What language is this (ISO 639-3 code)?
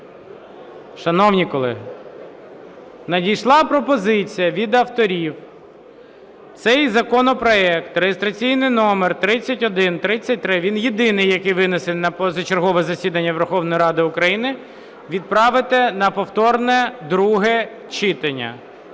ukr